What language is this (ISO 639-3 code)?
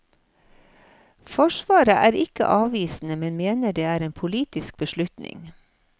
nor